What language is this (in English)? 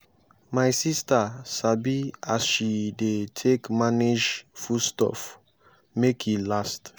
Nigerian Pidgin